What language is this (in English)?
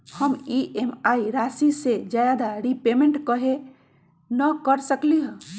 Magahi